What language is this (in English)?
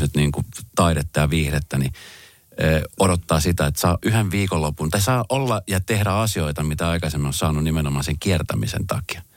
Finnish